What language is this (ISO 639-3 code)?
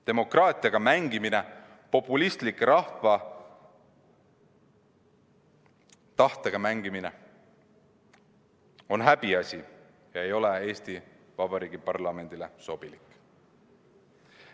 est